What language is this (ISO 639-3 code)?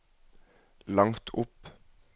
nor